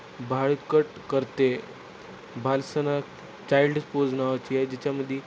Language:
Marathi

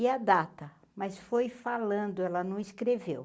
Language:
Portuguese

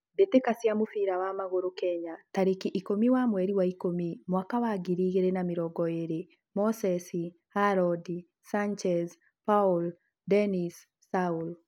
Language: Kikuyu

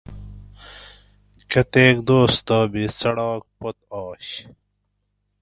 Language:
Gawri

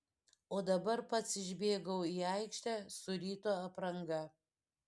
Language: Lithuanian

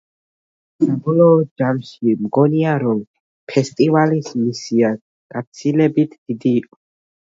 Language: Georgian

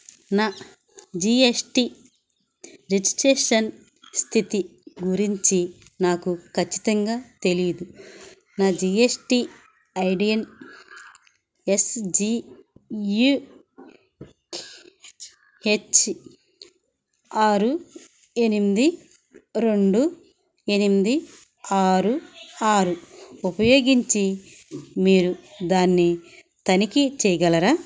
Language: Telugu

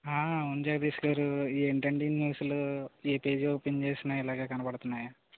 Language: Telugu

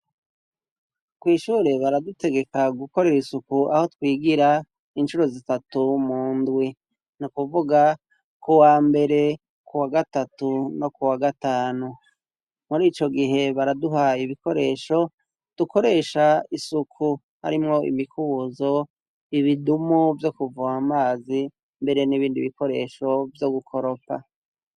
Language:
Rundi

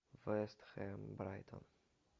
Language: Russian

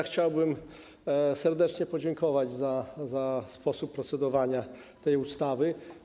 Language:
Polish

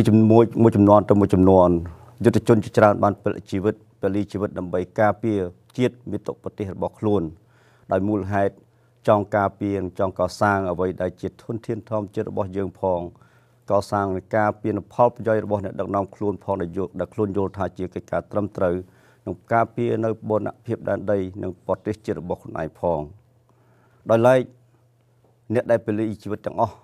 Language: Thai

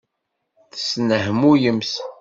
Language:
Kabyle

